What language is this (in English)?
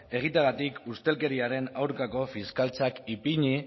Basque